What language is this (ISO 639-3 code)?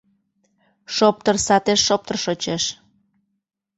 chm